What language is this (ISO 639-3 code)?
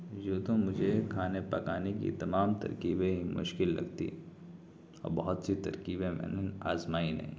urd